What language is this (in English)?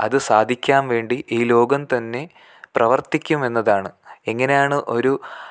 Malayalam